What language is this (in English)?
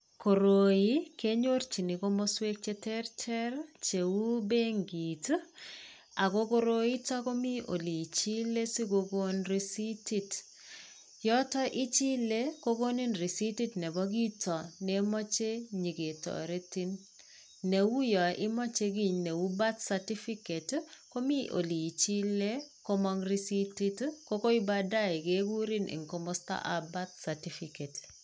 Kalenjin